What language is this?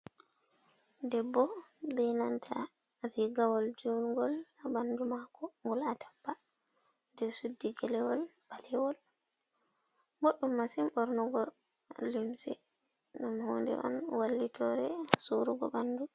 Fula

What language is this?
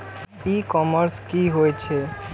Maithili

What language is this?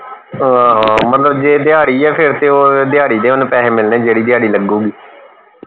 Punjabi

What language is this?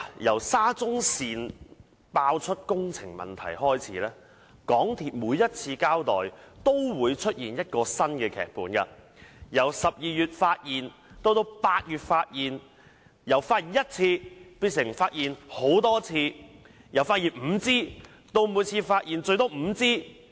Cantonese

